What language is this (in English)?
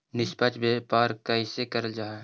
Magahi